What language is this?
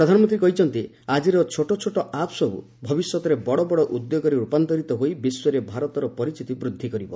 Odia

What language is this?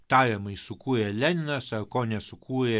Lithuanian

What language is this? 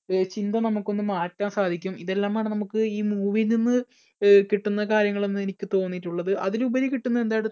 Malayalam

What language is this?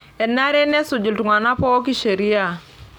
Masai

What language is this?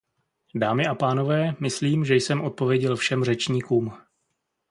Czech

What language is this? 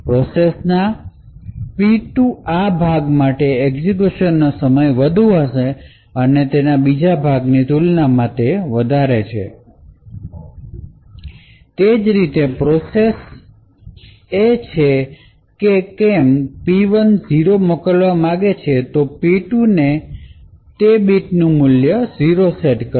Gujarati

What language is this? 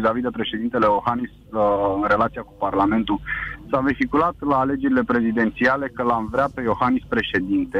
Romanian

